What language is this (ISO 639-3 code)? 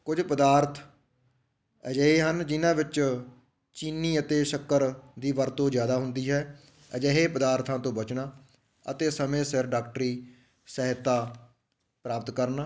pan